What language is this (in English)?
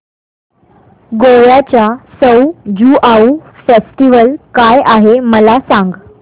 Marathi